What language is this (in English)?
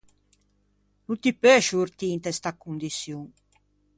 Ligurian